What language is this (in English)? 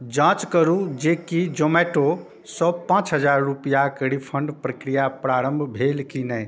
Maithili